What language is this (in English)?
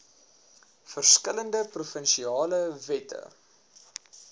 Afrikaans